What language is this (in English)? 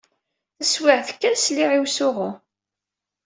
Kabyle